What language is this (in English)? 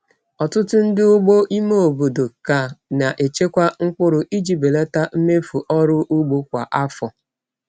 Igbo